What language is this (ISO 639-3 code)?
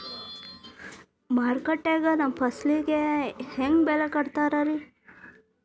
kan